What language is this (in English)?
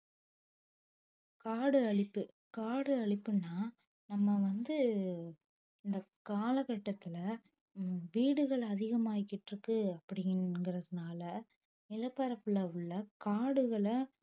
Tamil